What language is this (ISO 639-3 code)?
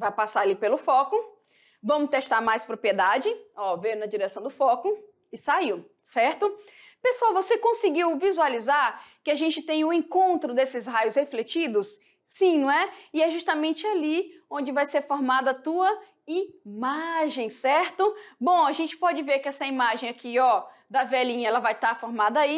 por